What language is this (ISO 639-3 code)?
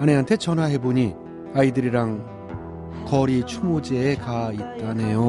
kor